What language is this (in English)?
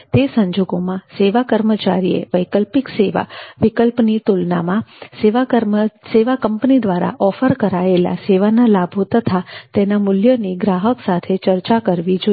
Gujarati